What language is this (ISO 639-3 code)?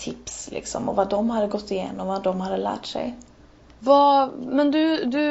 swe